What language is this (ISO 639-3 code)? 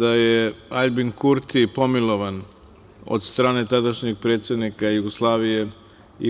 srp